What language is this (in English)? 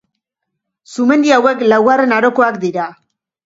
Basque